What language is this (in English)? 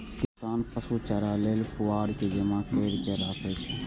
Maithili